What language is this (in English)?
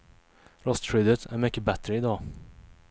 Swedish